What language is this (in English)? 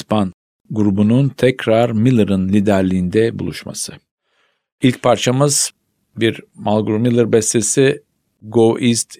Turkish